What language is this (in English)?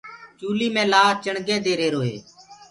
Gurgula